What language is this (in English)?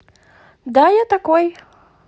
Russian